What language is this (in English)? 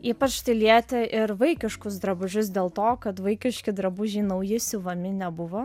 Lithuanian